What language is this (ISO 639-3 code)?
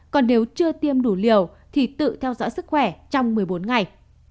vie